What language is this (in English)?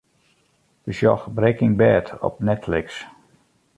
Western Frisian